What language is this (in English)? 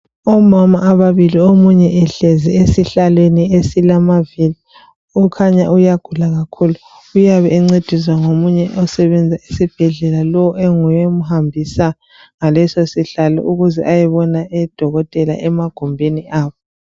North Ndebele